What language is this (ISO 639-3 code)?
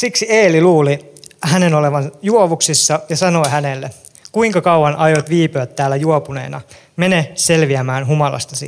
fin